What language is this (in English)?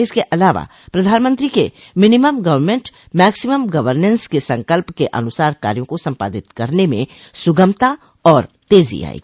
Hindi